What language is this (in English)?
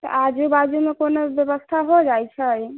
Maithili